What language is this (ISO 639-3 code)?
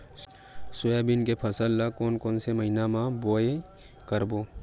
hne